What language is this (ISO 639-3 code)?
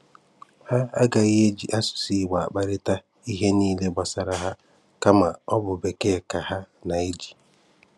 ibo